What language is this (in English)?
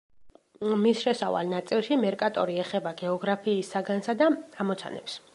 Georgian